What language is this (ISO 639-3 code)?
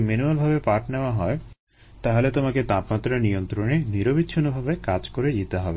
ben